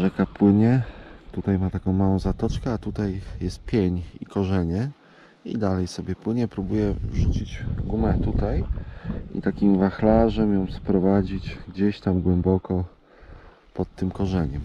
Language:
Polish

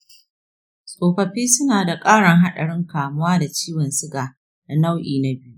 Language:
Hausa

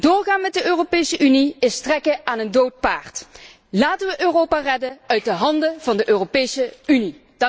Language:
Dutch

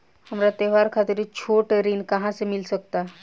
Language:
Bhojpuri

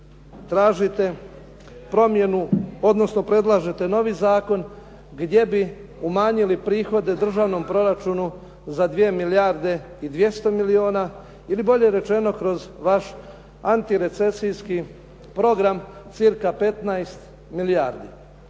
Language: Croatian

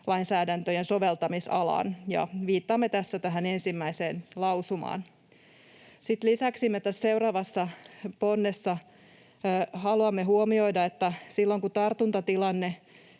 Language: Finnish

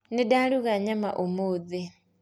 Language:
Kikuyu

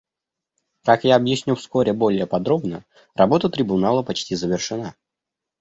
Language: Russian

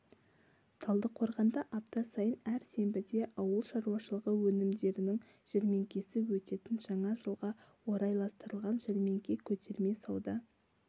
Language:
Kazakh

